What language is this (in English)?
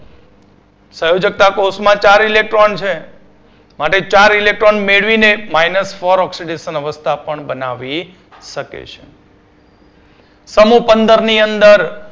Gujarati